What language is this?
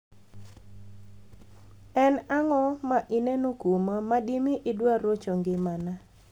Luo (Kenya and Tanzania)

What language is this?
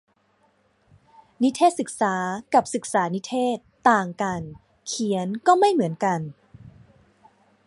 Thai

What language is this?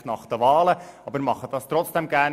Swiss German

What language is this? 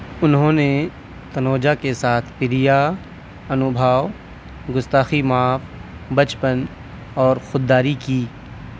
Urdu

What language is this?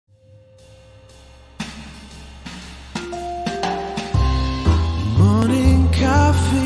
Spanish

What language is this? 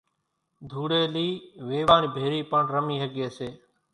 Kachi Koli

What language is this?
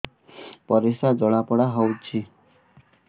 Odia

